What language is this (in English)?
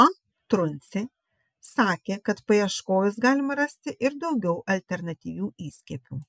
Lithuanian